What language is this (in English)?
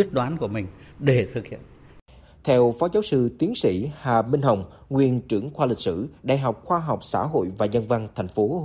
Vietnamese